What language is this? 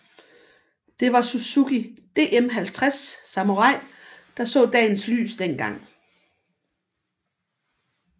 Danish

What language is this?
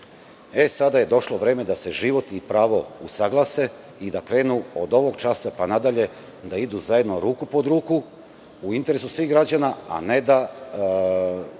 Serbian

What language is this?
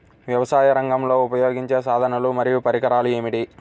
Telugu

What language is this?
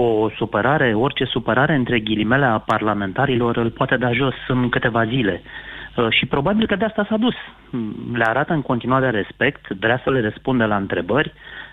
Romanian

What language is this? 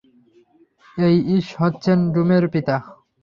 Bangla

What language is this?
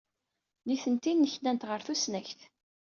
Kabyle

